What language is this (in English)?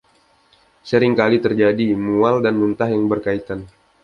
Indonesian